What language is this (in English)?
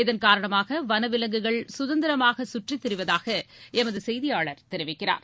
Tamil